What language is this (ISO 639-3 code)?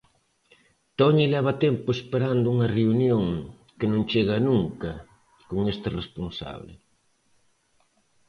glg